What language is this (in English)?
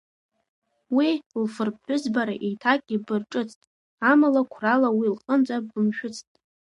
Abkhazian